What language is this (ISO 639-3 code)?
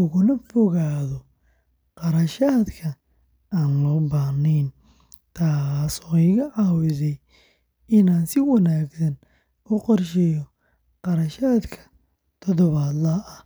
som